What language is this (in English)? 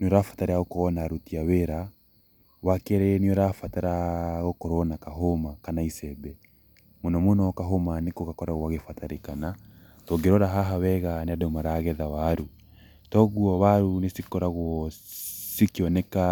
Kikuyu